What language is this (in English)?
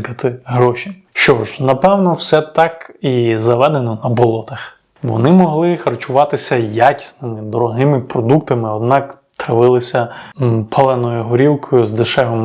Ukrainian